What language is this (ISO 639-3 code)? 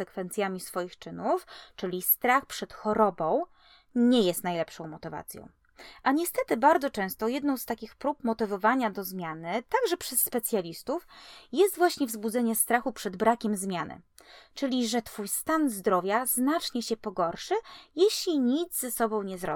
pol